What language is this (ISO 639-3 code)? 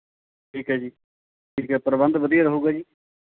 pan